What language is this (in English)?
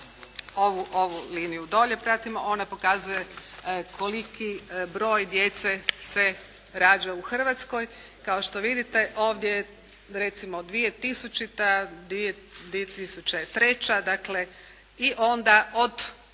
Croatian